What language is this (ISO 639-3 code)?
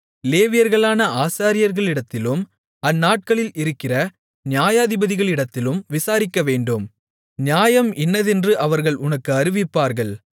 tam